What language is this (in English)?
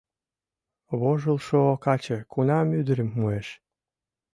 Mari